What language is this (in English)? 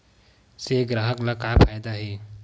Chhattisgarhi